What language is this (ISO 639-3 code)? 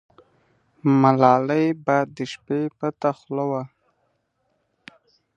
pus